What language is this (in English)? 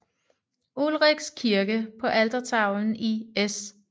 Danish